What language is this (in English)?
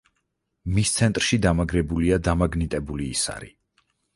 Georgian